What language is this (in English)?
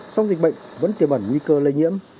Vietnamese